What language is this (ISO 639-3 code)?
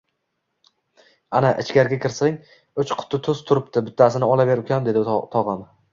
uzb